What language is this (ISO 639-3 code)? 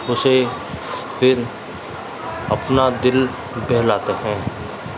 urd